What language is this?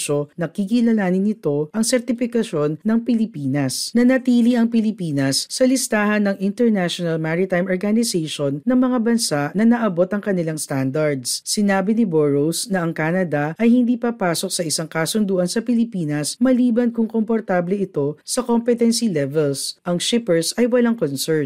Filipino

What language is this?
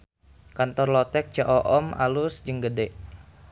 Sundanese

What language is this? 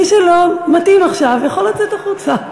Hebrew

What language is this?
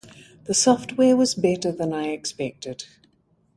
English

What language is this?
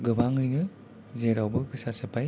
Bodo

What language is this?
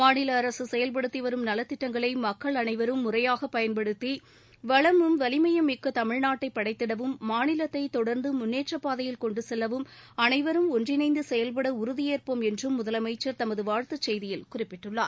Tamil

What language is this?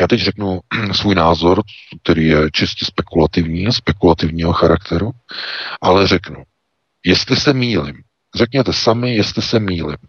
Czech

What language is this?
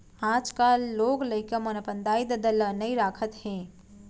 Chhattisgarhi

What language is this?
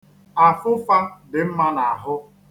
Igbo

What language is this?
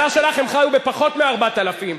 Hebrew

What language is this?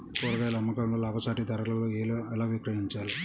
Telugu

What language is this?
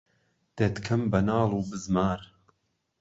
Central Kurdish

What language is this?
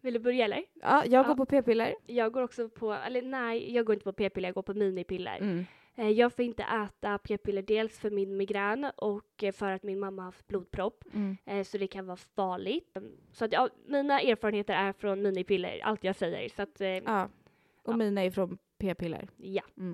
Swedish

